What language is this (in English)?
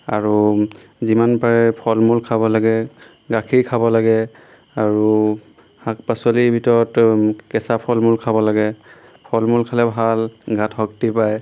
Assamese